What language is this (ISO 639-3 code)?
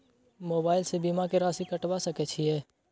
mai